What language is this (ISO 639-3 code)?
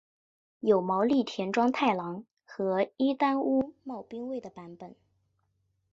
zho